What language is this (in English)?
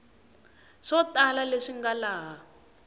Tsonga